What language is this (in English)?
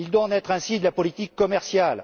French